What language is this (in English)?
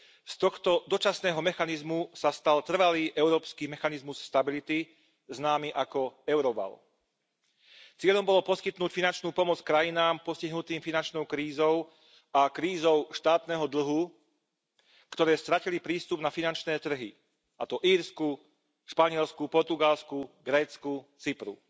Slovak